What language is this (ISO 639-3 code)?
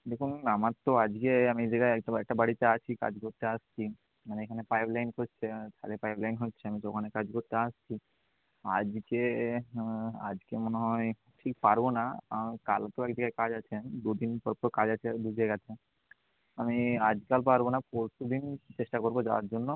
ben